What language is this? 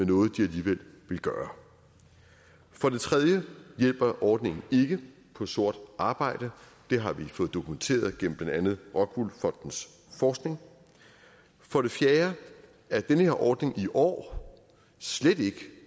Danish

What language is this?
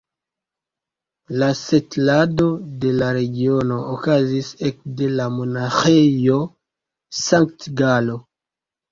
Esperanto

